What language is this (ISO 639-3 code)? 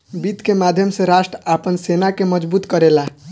bho